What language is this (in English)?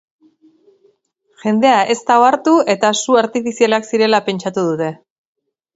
Basque